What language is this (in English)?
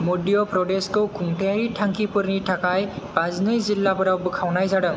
Bodo